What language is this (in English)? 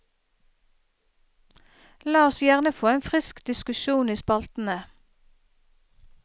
Norwegian